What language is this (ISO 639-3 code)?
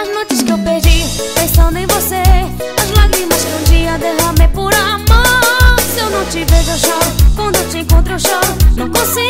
por